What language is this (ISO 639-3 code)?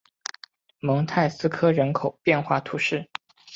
zho